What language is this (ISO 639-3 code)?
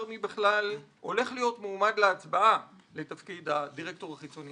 heb